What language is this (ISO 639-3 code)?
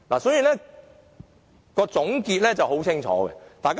yue